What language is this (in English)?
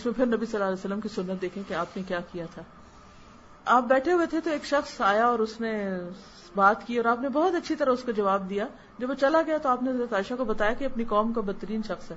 Urdu